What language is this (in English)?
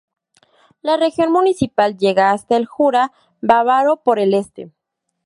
Spanish